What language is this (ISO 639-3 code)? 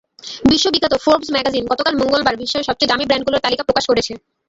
ben